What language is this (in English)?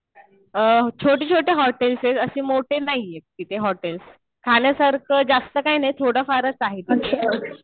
Marathi